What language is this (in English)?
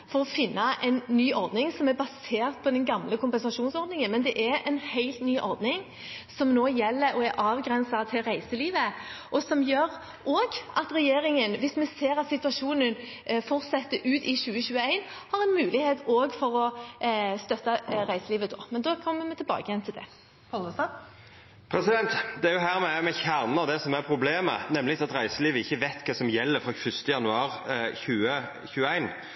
Norwegian